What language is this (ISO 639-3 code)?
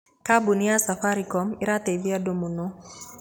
kik